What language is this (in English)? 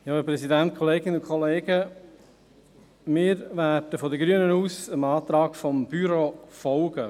Swiss German